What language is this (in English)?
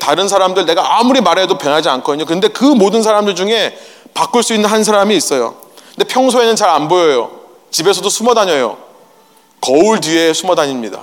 Korean